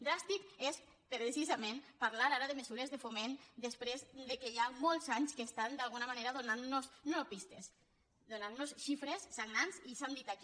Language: Catalan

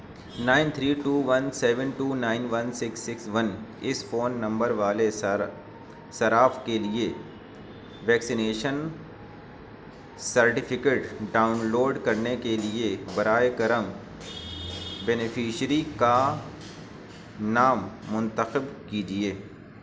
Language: Urdu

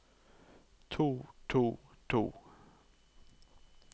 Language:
Norwegian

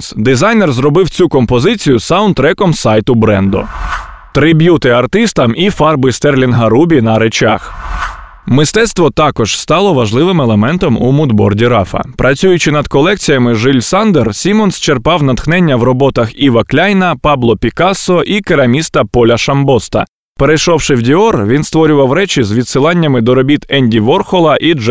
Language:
Ukrainian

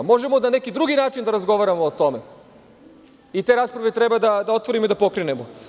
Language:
Serbian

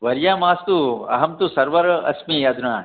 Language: Sanskrit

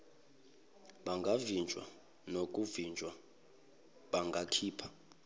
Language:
Zulu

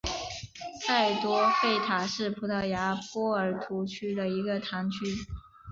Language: Chinese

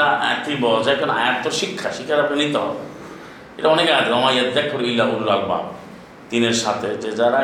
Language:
Bangla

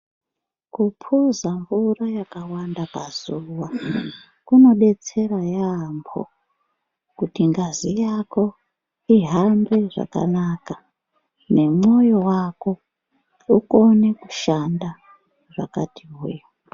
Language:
Ndau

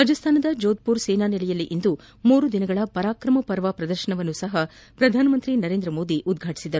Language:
Kannada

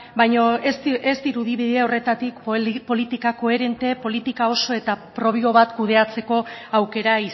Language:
Basque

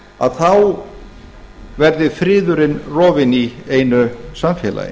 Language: Icelandic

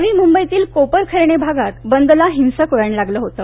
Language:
Marathi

